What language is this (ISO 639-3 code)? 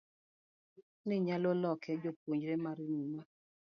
luo